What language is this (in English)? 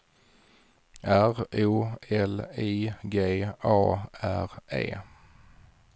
Swedish